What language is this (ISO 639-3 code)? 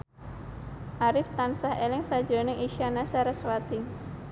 jav